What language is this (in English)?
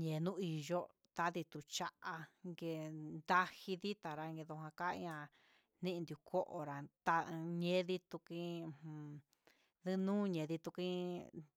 Huitepec Mixtec